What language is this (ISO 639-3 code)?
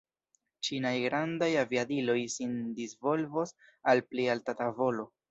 epo